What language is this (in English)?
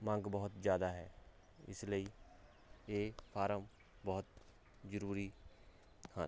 Punjabi